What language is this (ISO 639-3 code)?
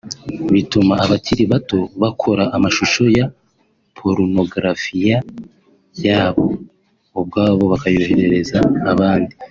kin